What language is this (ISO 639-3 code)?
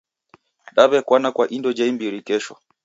dav